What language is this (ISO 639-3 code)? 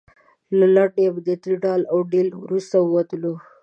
pus